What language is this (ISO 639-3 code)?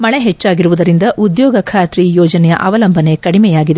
kan